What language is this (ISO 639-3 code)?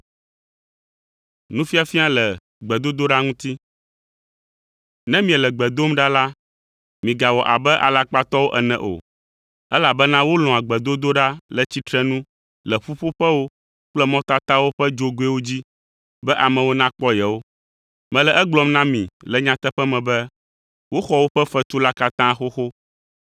ewe